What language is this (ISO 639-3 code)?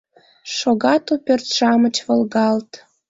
chm